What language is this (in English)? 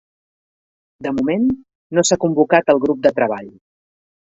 Catalan